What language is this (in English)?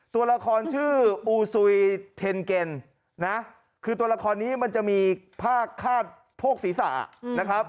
Thai